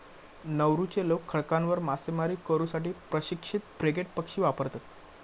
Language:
Marathi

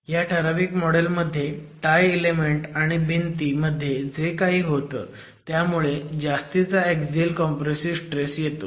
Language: Marathi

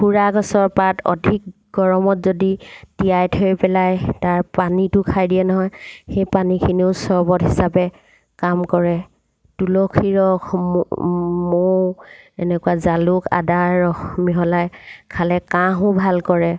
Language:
Assamese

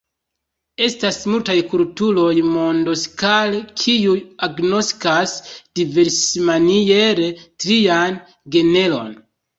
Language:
Esperanto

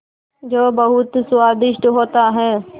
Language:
Hindi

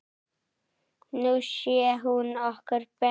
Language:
Icelandic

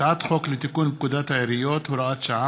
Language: Hebrew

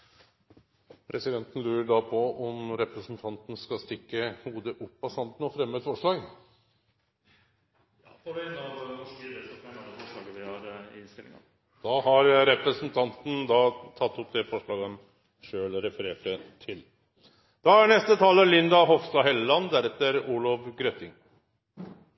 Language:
Norwegian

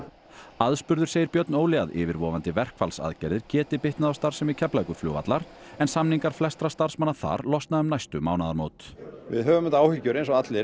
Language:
Icelandic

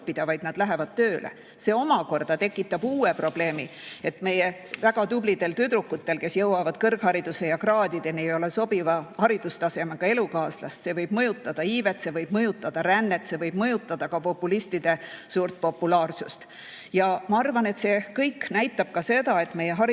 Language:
Estonian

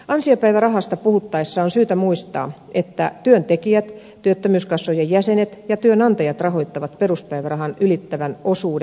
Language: Finnish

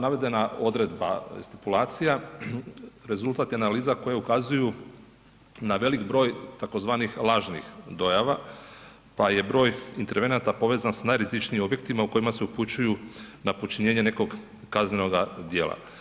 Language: Croatian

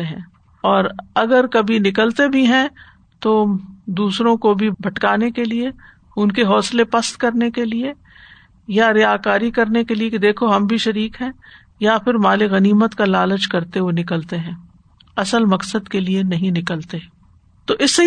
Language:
Urdu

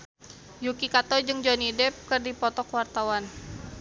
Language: Sundanese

